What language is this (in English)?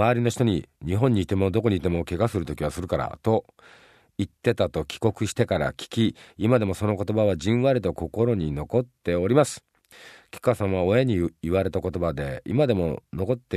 Japanese